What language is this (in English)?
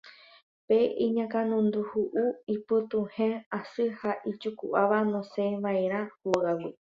Guarani